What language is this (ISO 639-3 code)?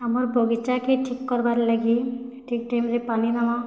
ori